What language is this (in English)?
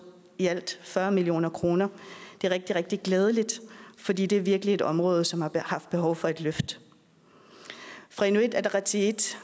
Danish